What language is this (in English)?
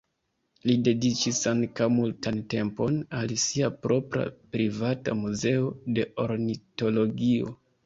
Esperanto